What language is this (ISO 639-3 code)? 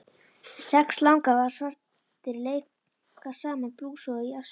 isl